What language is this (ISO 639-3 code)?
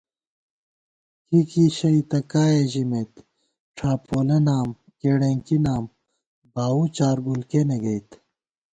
gwt